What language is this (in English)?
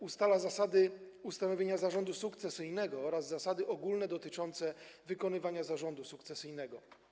Polish